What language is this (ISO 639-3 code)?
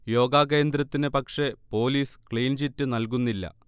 mal